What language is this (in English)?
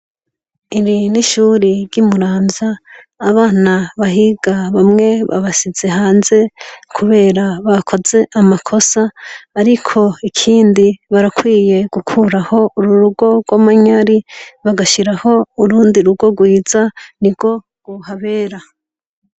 Rundi